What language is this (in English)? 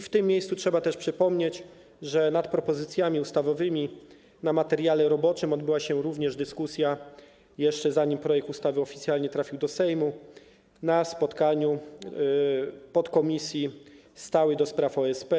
Polish